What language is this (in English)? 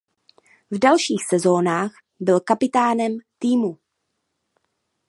Czech